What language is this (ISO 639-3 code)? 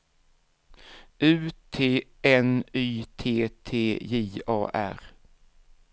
swe